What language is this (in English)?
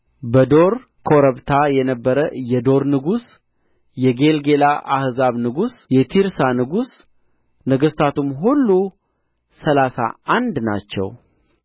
Amharic